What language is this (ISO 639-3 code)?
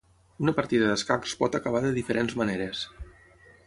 cat